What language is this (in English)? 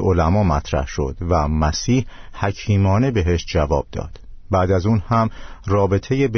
Persian